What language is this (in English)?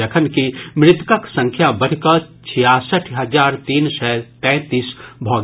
Maithili